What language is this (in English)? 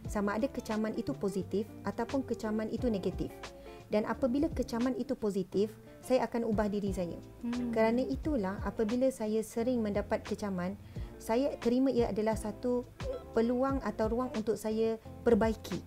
Malay